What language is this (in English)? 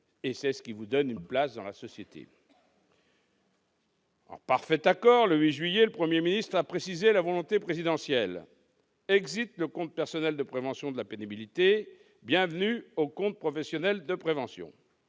French